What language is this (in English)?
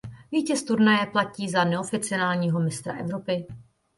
Czech